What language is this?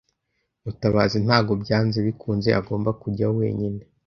Kinyarwanda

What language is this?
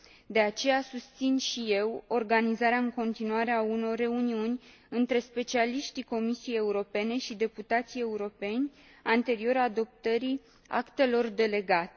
Romanian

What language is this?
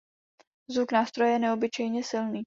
Czech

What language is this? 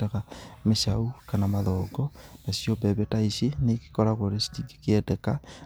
Kikuyu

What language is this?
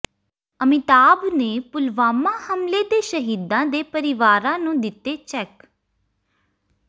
Punjabi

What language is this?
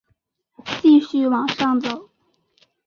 Chinese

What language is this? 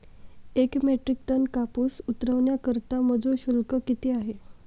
Marathi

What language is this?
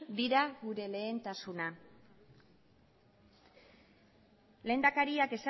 Basque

